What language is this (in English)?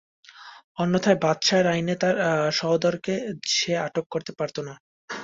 Bangla